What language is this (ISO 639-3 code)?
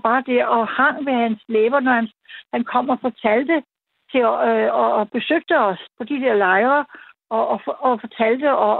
dan